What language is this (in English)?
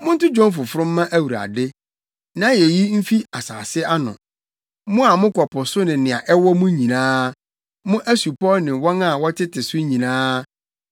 Akan